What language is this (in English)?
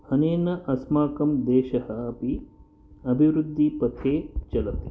Sanskrit